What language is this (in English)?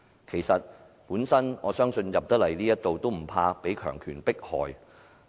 Cantonese